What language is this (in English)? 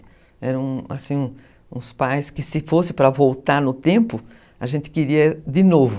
Portuguese